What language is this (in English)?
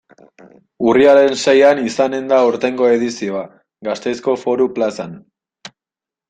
Basque